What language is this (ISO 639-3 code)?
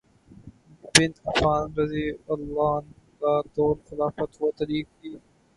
urd